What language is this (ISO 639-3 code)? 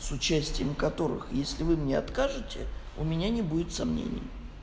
rus